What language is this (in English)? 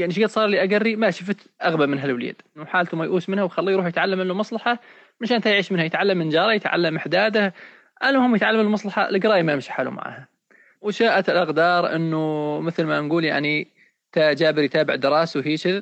Arabic